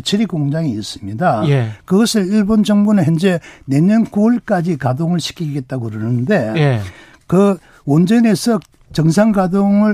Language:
Korean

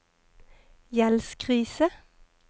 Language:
Norwegian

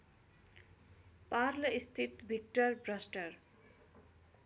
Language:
Nepali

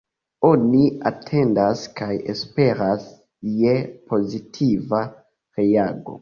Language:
Esperanto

